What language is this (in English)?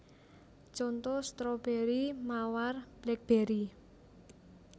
Javanese